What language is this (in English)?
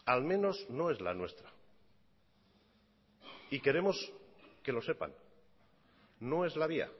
Spanish